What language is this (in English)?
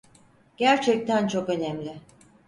Turkish